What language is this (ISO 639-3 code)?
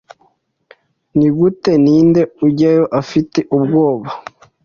kin